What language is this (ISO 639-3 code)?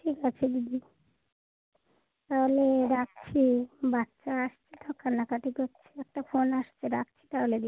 ben